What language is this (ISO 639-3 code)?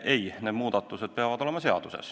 est